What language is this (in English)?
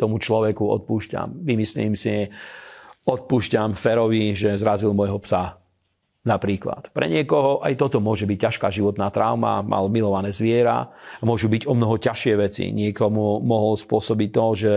Slovak